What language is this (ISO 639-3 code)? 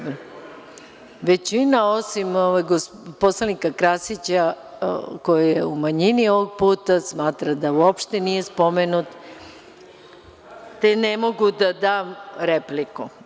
srp